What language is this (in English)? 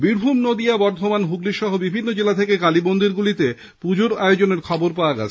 Bangla